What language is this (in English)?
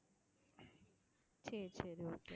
Tamil